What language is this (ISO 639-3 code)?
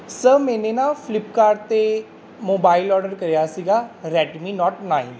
pan